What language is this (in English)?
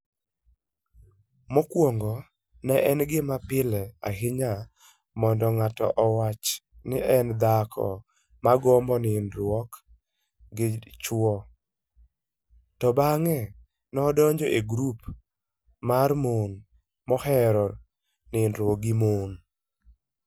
Luo (Kenya and Tanzania)